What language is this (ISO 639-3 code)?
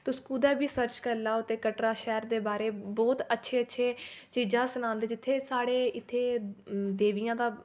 doi